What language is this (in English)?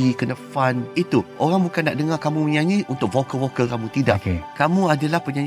Malay